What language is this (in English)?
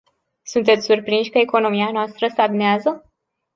Romanian